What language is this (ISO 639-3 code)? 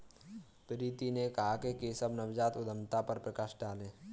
hin